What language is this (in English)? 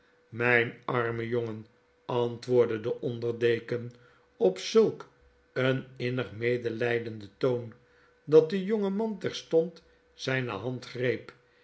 Dutch